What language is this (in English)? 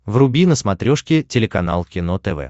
Russian